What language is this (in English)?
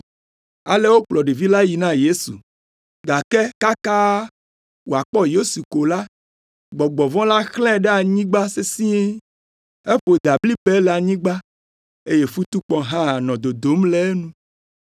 Ewe